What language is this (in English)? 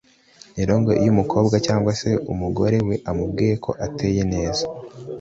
Kinyarwanda